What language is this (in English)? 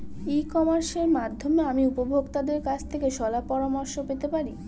Bangla